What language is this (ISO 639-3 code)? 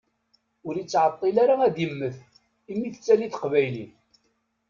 kab